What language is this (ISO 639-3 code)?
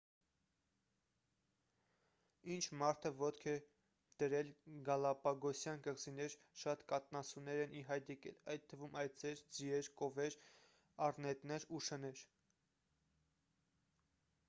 hye